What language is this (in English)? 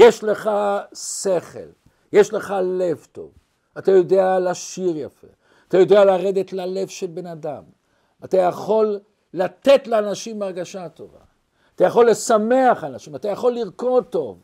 Hebrew